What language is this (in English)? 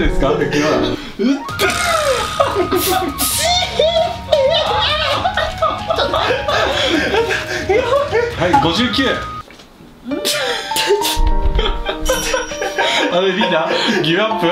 Japanese